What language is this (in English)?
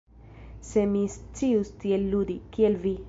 Esperanto